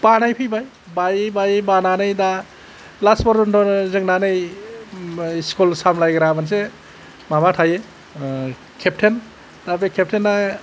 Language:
Bodo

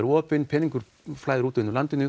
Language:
Icelandic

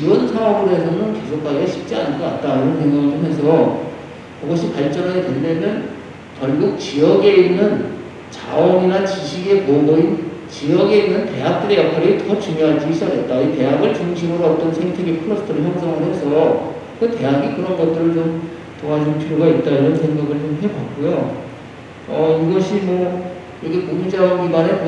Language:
Korean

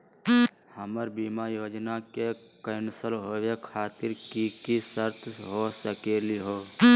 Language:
Magahi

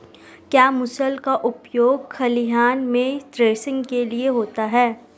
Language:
Hindi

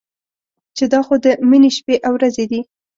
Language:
Pashto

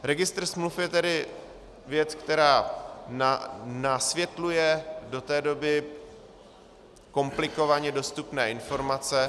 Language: Czech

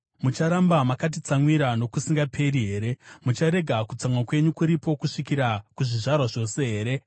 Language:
Shona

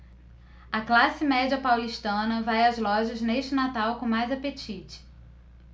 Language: Portuguese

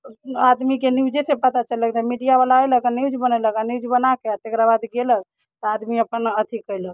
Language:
Maithili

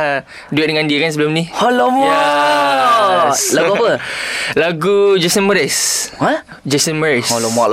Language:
Malay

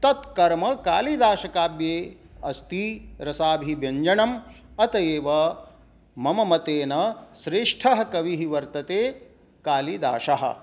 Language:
Sanskrit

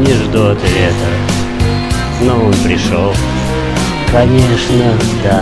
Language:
Russian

